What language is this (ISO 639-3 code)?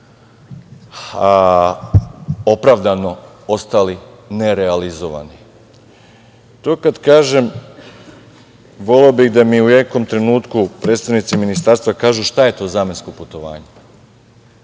srp